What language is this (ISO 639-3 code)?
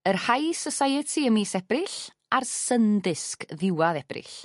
cym